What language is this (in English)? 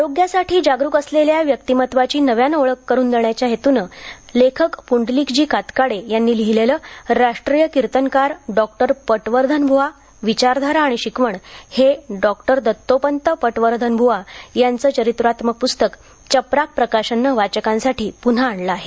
Marathi